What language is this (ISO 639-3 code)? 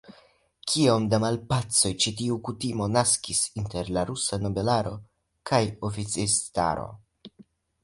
epo